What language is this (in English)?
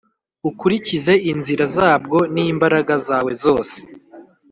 Kinyarwanda